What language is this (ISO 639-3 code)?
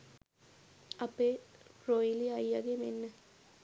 sin